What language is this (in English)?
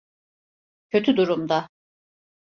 Turkish